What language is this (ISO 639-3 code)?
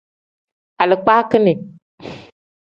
kdh